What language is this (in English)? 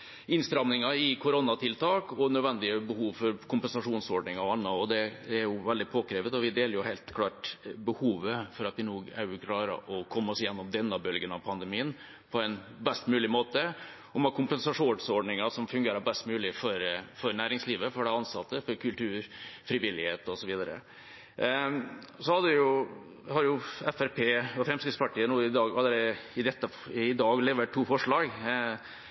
Norwegian Bokmål